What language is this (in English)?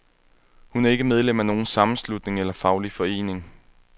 Danish